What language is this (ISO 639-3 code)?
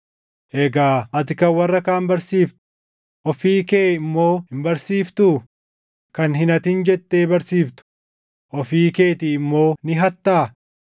orm